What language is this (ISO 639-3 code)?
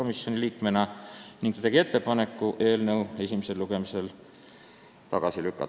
est